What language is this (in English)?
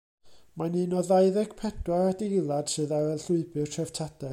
Welsh